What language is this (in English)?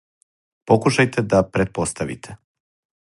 Serbian